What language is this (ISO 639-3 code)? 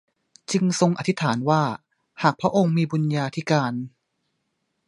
tha